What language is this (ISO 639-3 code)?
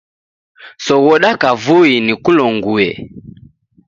dav